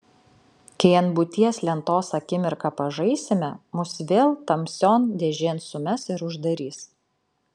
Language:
Lithuanian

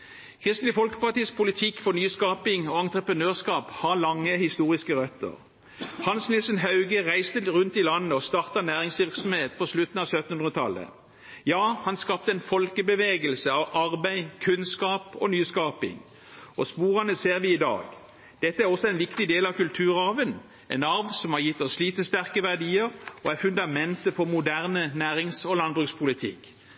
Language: Norwegian Bokmål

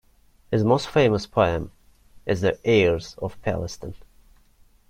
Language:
English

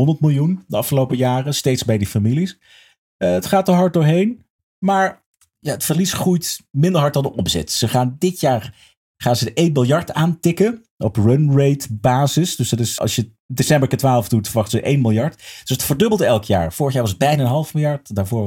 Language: Dutch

